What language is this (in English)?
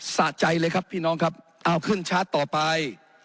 Thai